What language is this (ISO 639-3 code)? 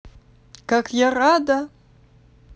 rus